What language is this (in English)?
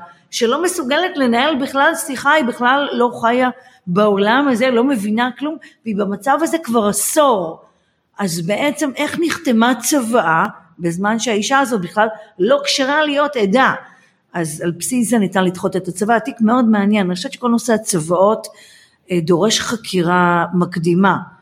Hebrew